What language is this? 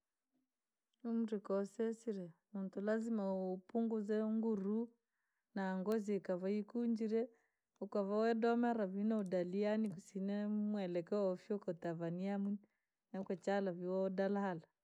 Langi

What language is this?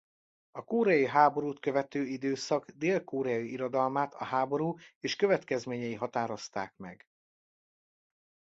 Hungarian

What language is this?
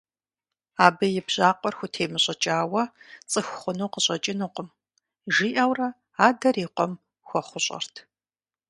Kabardian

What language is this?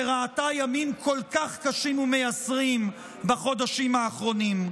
Hebrew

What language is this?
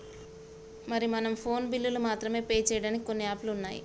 Telugu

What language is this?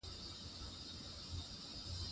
Pashto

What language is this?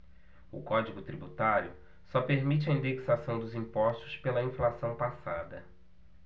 Portuguese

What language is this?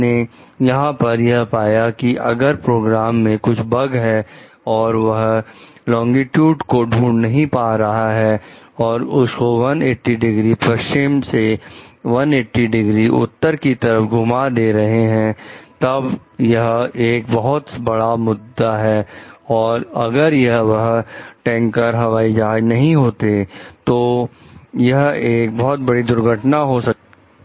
Hindi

